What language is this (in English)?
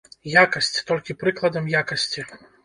Belarusian